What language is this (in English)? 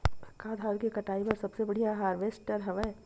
Chhattisgarhi